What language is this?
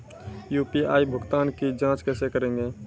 Maithili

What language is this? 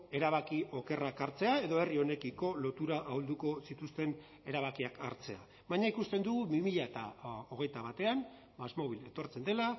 Basque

